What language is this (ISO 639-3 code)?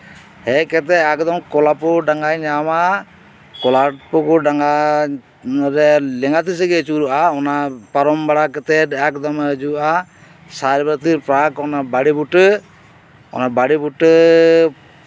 sat